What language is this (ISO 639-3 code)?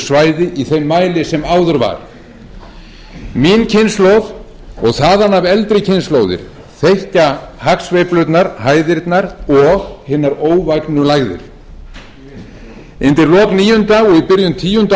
isl